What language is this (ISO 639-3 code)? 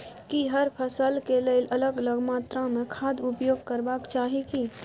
mai